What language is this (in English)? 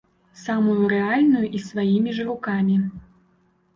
Belarusian